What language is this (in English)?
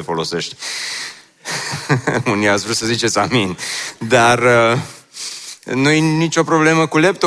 Romanian